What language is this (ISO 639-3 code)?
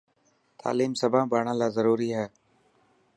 mki